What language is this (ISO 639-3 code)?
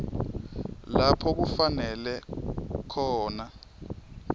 ssw